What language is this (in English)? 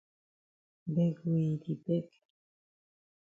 Cameroon Pidgin